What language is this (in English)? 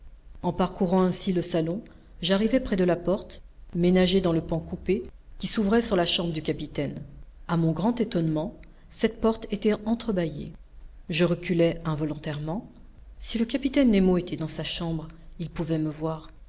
French